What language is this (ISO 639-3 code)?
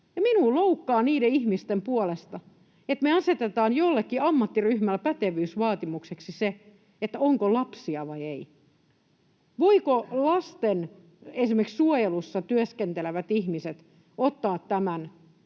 fin